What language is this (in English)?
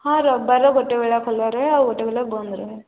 Odia